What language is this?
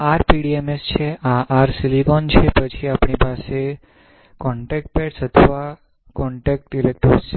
Gujarati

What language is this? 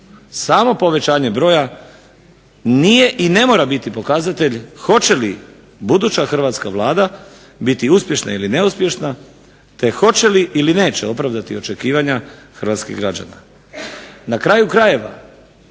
Croatian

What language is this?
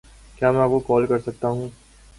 Urdu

